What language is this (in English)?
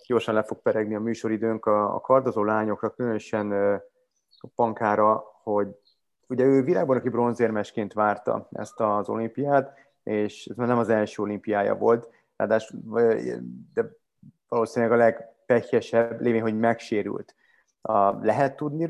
Hungarian